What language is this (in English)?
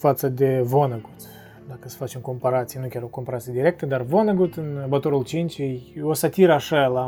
Romanian